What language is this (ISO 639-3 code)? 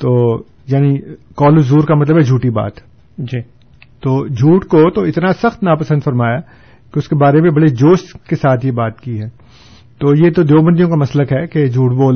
urd